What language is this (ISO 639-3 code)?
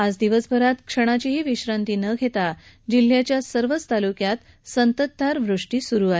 mar